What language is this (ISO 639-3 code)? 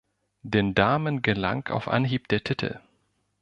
deu